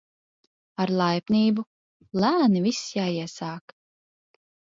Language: Latvian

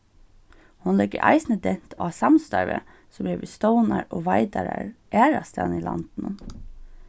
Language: Faroese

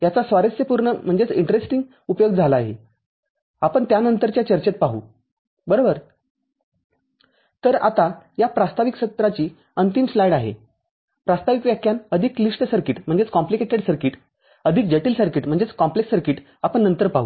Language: Marathi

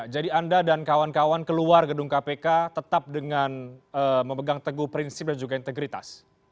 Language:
Indonesian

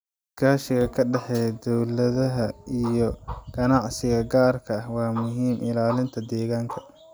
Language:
Somali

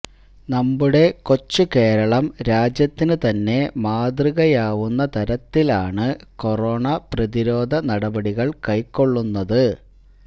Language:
Malayalam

